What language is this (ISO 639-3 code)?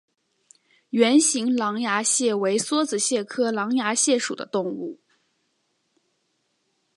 zho